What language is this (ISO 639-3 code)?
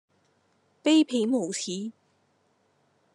yue